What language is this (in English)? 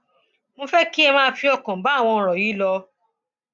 Yoruba